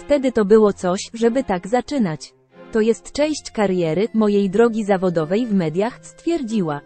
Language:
Polish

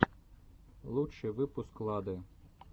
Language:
Russian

